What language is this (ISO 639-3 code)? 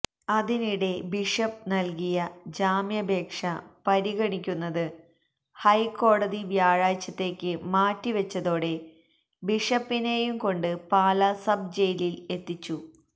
mal